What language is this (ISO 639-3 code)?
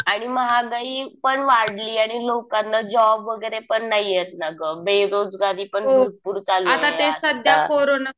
mar